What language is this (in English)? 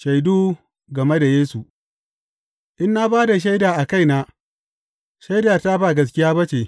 Hausa